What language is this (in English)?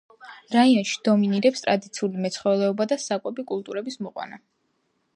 Georgian